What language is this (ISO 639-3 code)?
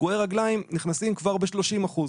heb